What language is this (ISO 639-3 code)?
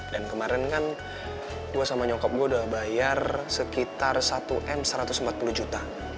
ind